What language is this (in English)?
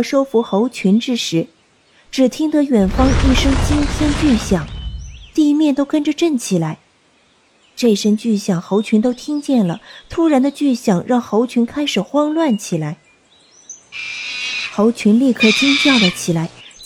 Chinese